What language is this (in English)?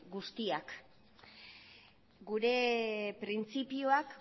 Basque